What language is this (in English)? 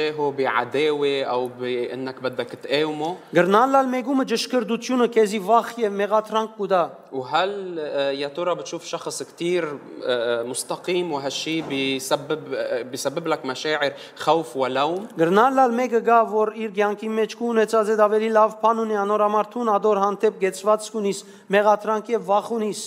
English